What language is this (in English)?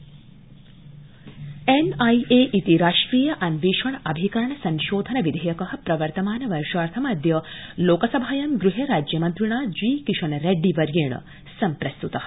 Sanskrit